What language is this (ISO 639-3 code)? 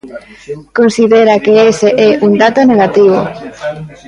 glg